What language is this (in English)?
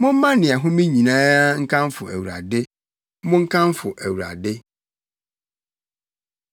Akan